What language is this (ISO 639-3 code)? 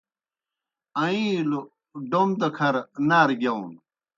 plk